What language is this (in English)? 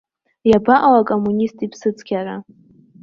Abkhazian